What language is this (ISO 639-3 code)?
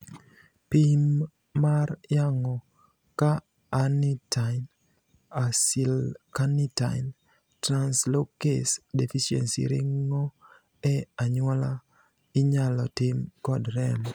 luo